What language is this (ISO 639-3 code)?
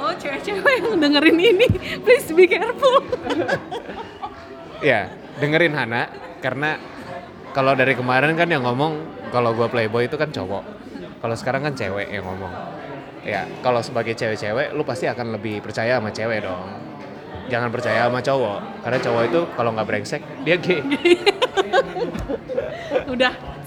ind